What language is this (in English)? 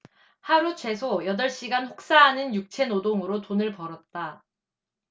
Korean